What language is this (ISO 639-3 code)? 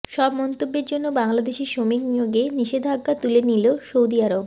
ben